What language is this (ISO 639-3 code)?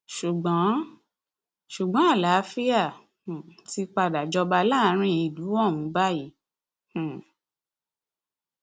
yor